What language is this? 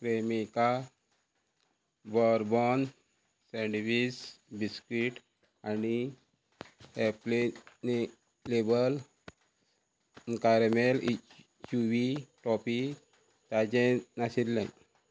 Konkani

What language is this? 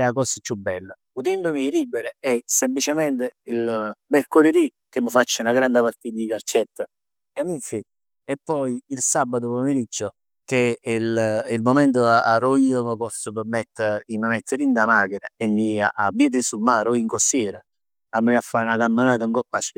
Neapolitan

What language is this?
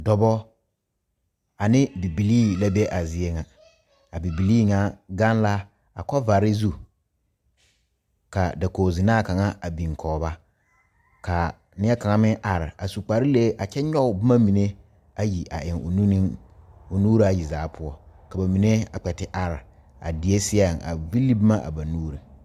Southern Dagaare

